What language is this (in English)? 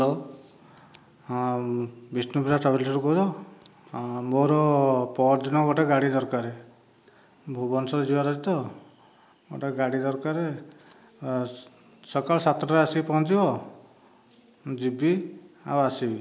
Odia